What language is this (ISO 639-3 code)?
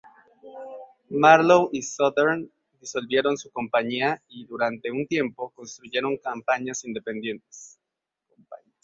spa